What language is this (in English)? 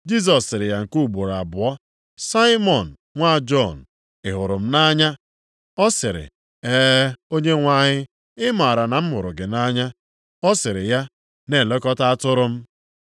Igbo